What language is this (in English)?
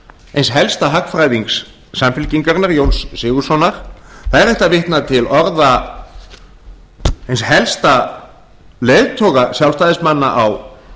Icelandic